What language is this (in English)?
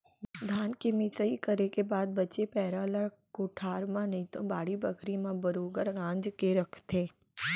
Chhattisgarhi